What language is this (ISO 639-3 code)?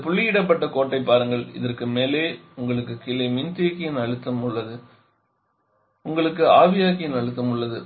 tam